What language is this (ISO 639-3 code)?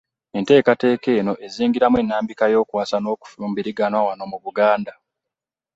lug